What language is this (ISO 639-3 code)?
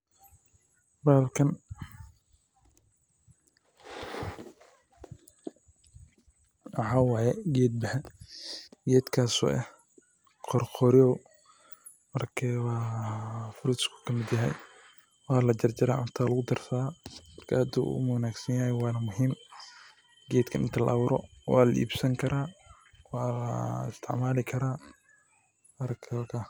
som